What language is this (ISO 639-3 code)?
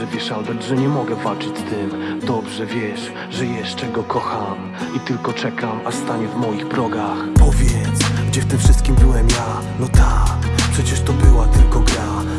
pol